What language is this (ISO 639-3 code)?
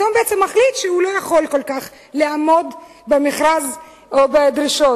heb